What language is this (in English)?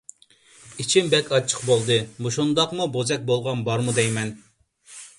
Uyghur